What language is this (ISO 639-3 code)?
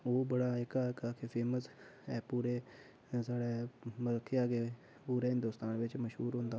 doi